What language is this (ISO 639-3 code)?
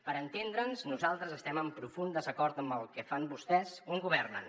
cat